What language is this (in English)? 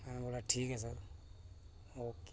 Dogri